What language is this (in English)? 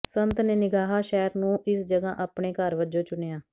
Punjabi